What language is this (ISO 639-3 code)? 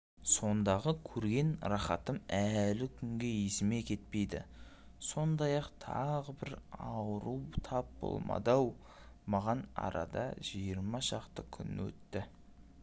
kaz